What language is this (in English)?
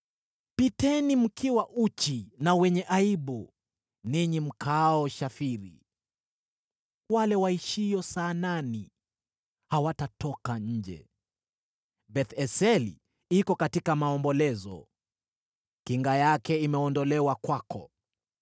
Swahili